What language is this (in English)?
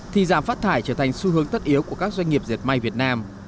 Vietnamese